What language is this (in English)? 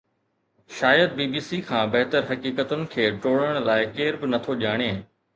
Sindhi